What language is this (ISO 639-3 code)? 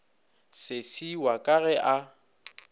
nso